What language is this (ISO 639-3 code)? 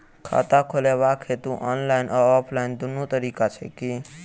mai